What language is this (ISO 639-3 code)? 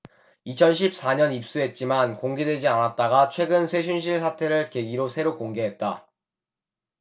kor